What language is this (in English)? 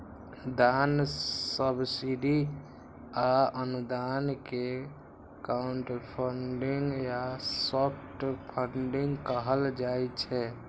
Maithili